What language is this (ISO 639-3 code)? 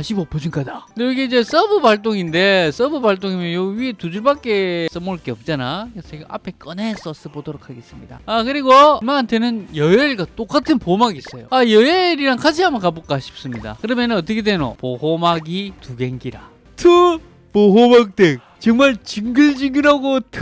kor